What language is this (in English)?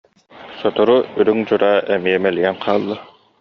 Yakut